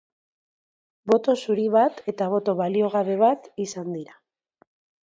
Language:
Basque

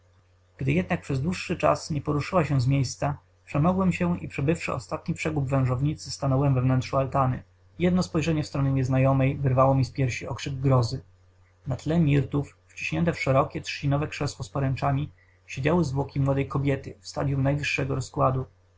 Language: Polish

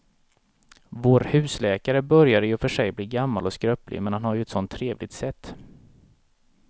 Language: Swedish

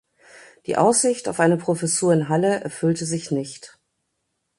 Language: German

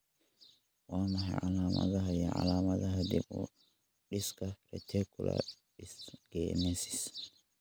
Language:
Somali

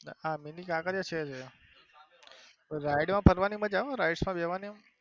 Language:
Gujarati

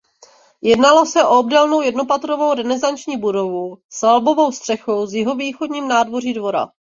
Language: Czech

